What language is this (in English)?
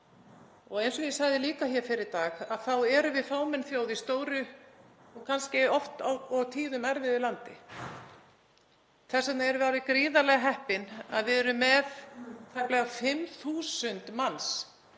Icelandic